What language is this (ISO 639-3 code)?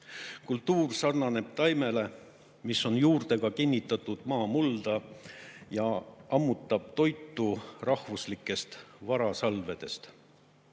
est